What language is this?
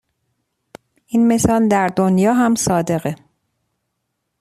Persian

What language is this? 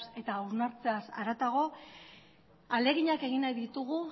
Basque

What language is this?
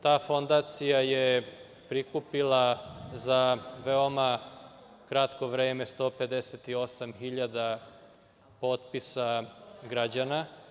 Serbian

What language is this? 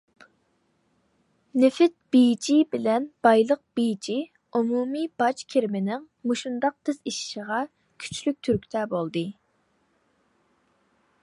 Uyghur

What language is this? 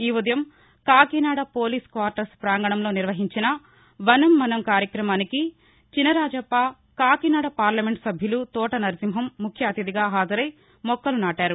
Telugu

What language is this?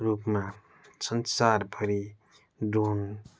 Nepali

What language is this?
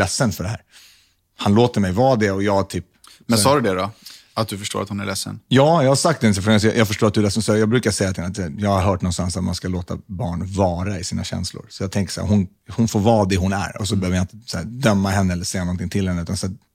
Swedish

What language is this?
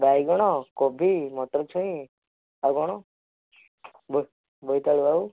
Odia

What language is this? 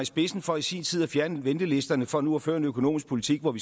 Danish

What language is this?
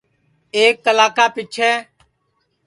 Sansi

